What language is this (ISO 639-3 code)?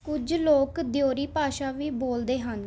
pan